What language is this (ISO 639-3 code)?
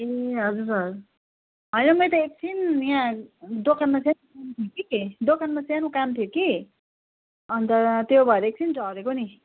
nep